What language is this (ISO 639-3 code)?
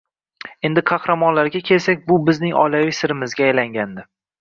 uzb